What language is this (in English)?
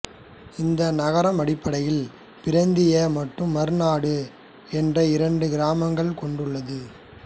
Tamil